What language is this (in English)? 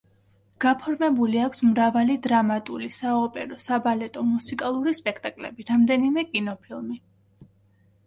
Georgian